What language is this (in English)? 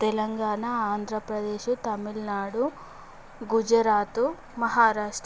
Telugu